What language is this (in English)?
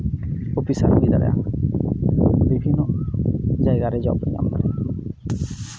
Santali